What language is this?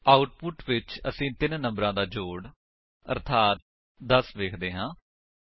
Punjabi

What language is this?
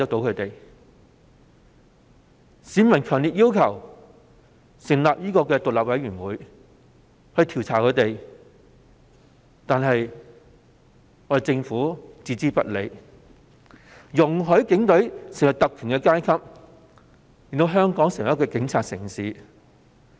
Cantonese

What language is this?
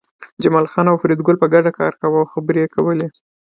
Pashto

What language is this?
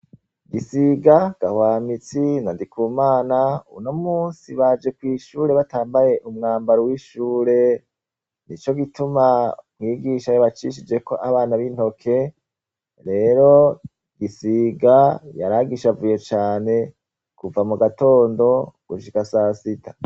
Rundi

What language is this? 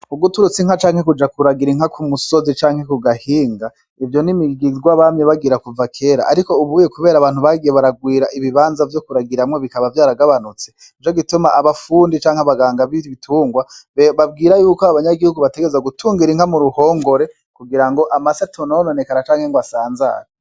Rundi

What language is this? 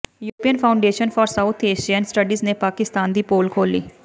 Punjabi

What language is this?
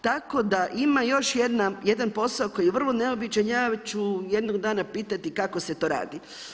Croatian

